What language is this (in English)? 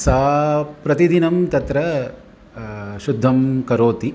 Sanskrit